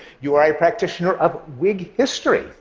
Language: English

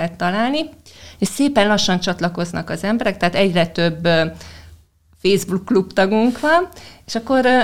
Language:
Hungarian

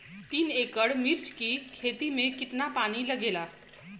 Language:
Bhojpuri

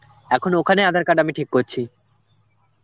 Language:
Bangla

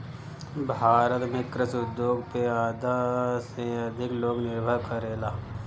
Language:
Bhojpuri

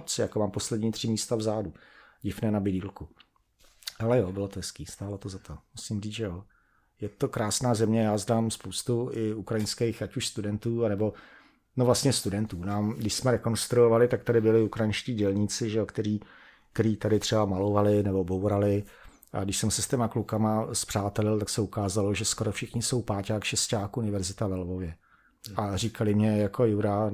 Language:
Czech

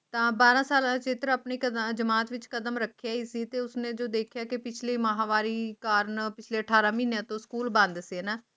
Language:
Punjabi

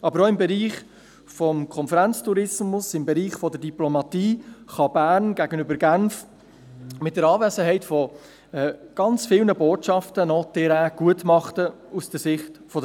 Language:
Swiss German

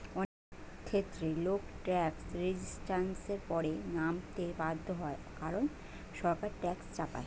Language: Bangla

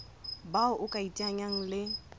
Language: Southern Sotho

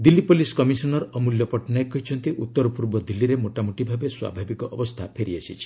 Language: Odia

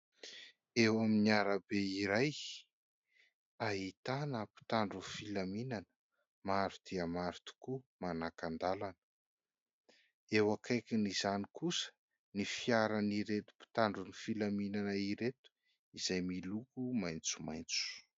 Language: Malagasy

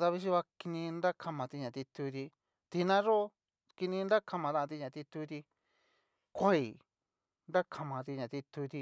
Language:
Cacaloxtepec Mixtec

